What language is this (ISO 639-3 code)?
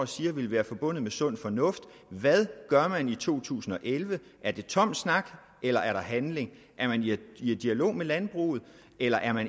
dan